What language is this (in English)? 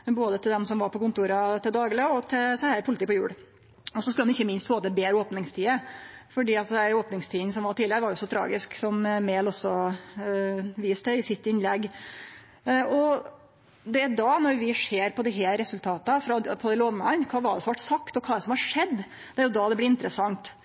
Norwegian Nynorsk